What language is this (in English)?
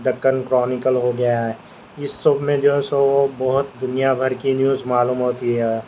Urdu